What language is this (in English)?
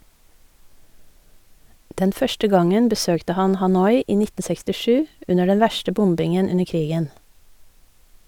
Norwegian